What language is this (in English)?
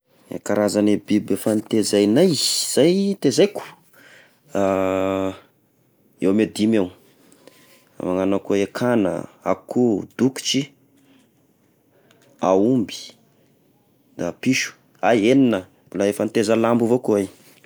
Tesaka Malagasy